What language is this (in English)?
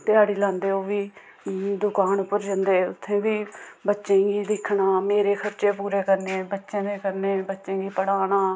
Dogri